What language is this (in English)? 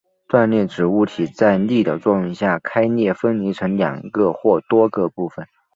Chinese